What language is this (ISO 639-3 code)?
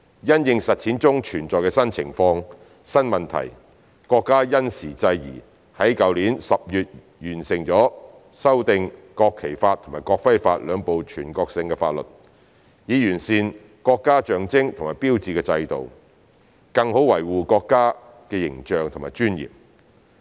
yue